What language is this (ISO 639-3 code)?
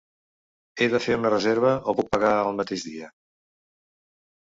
cat